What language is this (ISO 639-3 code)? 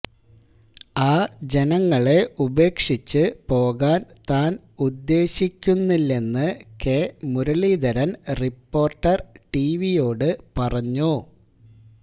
mal